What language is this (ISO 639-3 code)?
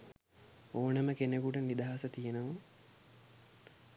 sin